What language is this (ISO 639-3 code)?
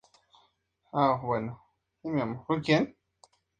spa